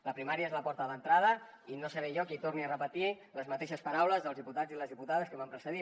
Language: Catalan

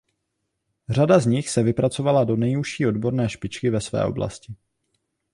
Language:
Czech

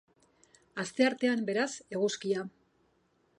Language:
Basque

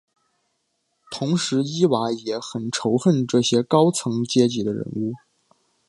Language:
Chinese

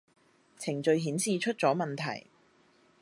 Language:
Cantonese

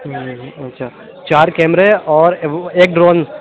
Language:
Urdu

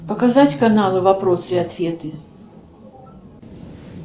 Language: Russian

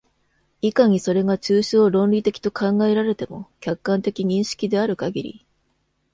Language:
Japanese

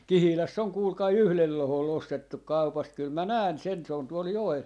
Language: Finnish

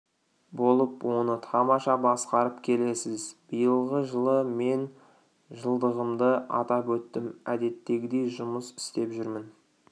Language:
Kazakh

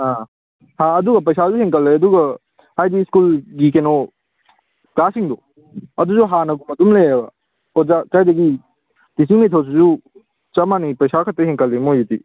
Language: Manipuri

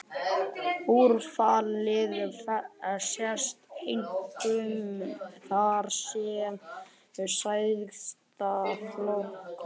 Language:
Icelandic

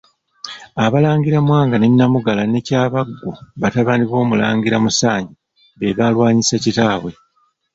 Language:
Ganda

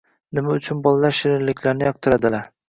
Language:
Uzbek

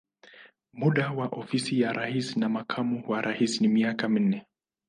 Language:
Swahili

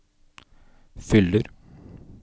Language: Norwegian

